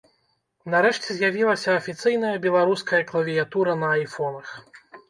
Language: Belarusian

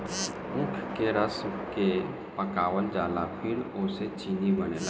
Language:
Bhojpuri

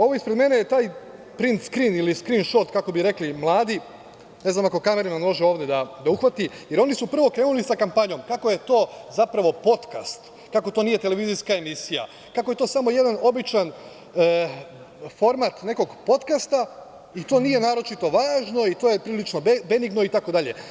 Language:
Serbian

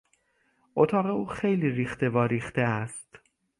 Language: Persian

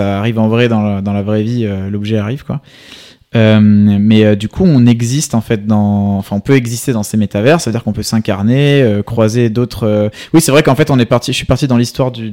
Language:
French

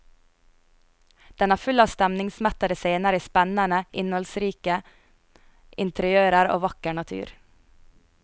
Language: Norwegian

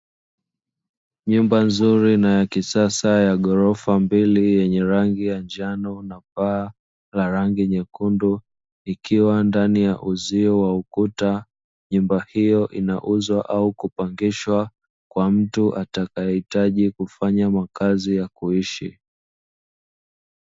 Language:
Swahili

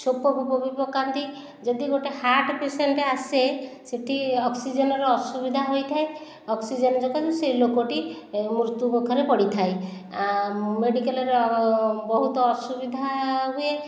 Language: Odia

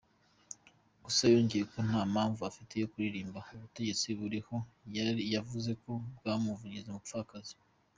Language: Kinyarwanda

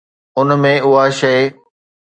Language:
Sindhi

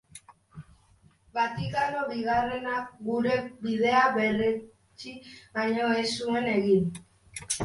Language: Basque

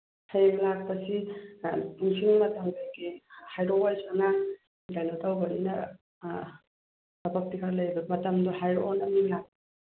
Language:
Manipuri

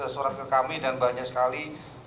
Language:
Indonesian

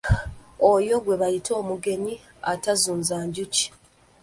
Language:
Ganda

